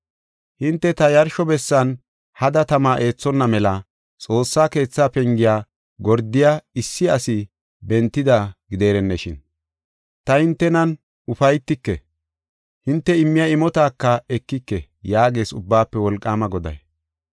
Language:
Gofa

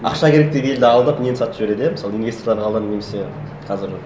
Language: Kazakh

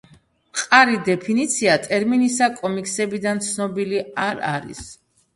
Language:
Georgian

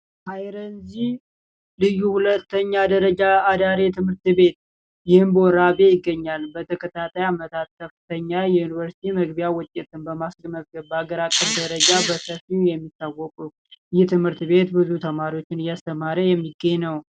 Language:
Amharic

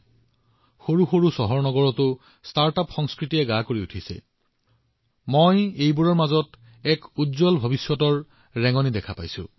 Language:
Assamese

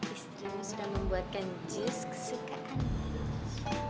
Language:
Indonesian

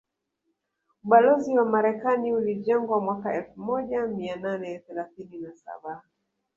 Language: Swahili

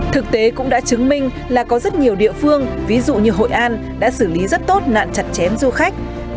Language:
Vietnamese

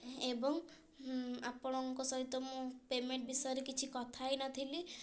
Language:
Odia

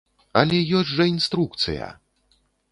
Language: Belarusian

